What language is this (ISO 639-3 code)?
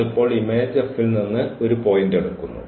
mal